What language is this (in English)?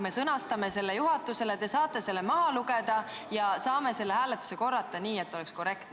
Estonian